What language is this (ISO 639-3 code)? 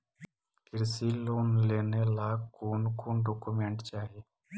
mag